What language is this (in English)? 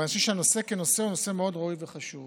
Hebrew